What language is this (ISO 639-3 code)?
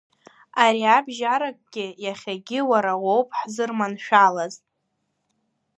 abk